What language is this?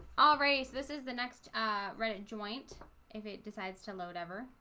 English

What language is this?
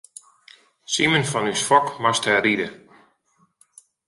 Western Frisian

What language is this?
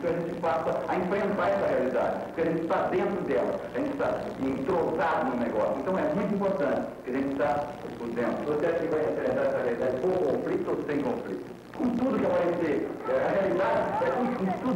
Portuguese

